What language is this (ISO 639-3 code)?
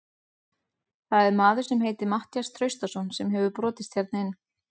isl